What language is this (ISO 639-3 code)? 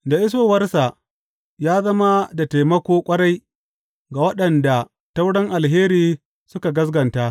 hau